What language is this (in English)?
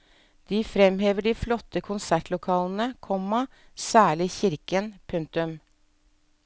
Norwegian